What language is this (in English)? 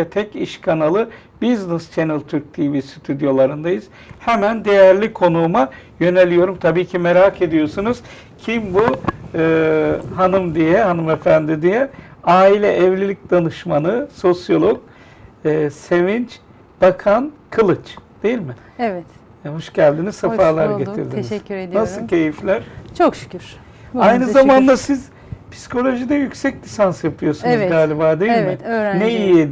Turkish